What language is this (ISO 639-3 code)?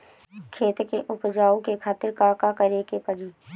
bho